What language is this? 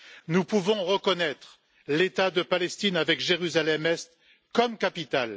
French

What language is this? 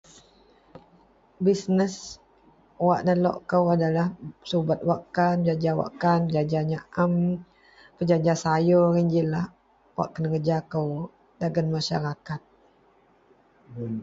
Central Melanau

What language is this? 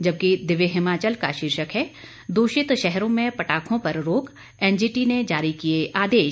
Hindi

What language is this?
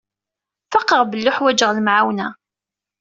Kabyle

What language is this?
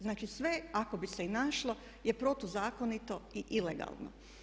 Croatian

